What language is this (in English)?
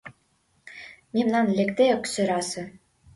Mari